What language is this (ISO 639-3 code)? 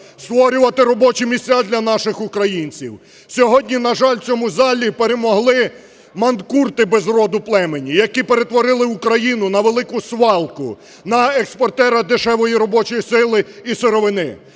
ukr